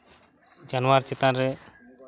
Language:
Santali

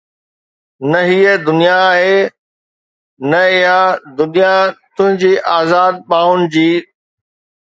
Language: Sindhi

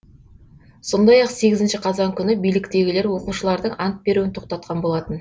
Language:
Kazakh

